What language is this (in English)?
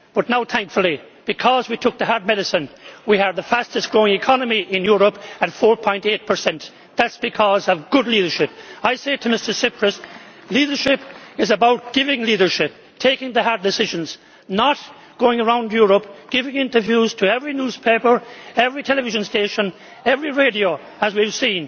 English